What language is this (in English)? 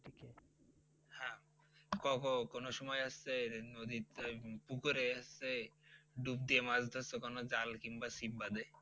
Bangla